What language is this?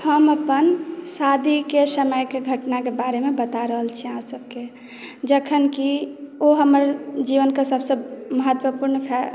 Maithili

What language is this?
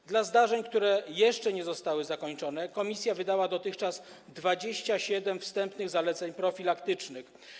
Polish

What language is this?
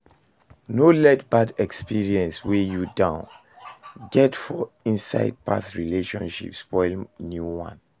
Nigerian Pidgin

